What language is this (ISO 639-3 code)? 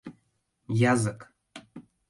chm